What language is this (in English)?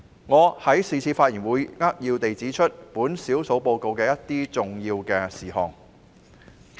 Cantonese